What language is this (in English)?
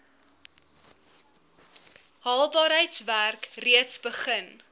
Afrikaans